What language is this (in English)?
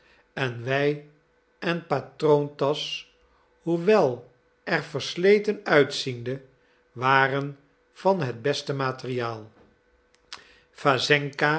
Dutch